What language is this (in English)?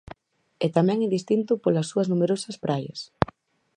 Galician